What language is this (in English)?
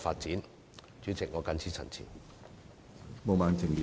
Cantonese